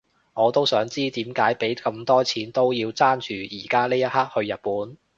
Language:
Cantonese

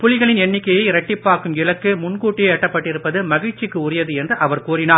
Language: Tamil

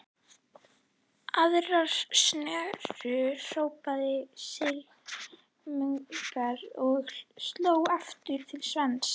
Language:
Icelandic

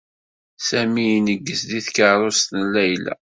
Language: Kabyle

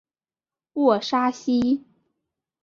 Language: Chinese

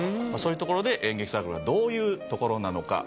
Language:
Japanese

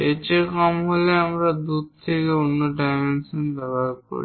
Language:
Bangla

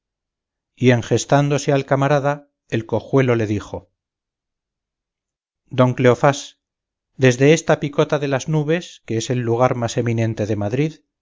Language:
Spanish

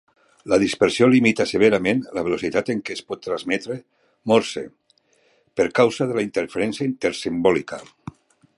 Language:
Catalan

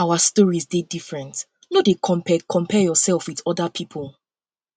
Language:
Nigerian Pidgin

